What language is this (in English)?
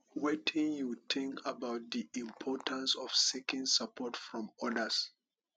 Nigerian Pidgin